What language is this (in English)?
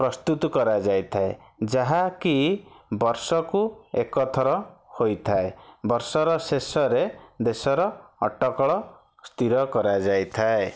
Odia